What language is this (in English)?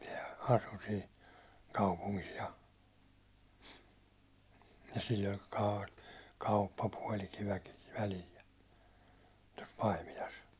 Finnish